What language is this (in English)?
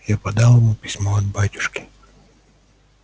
Russian